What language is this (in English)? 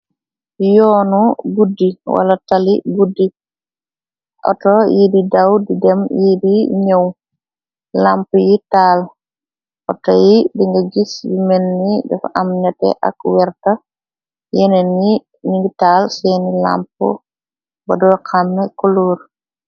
Wolof